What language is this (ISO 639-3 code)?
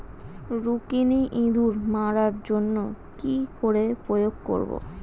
ben